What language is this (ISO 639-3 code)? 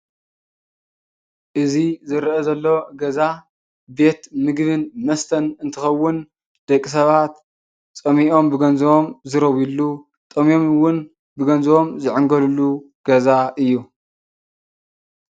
tir